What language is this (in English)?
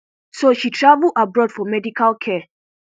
Nigerian Pidgin